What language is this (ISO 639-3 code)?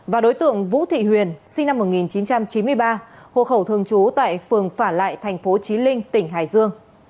vie